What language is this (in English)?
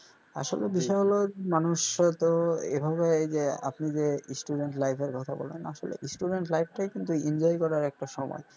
Bangla